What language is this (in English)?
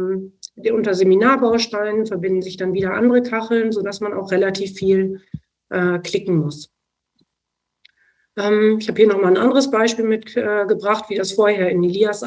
German